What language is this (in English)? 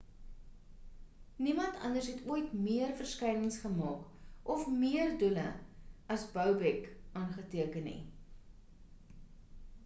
Afrikaans